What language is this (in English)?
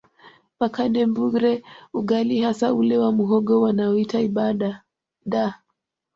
Swahili